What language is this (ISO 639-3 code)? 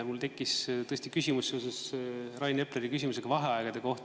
est